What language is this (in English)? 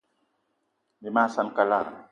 Eton (Cameroon)